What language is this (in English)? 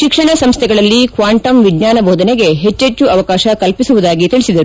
Kannada